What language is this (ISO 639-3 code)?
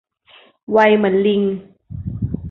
tha